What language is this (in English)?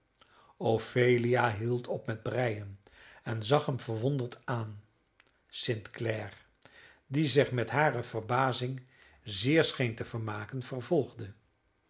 Dutch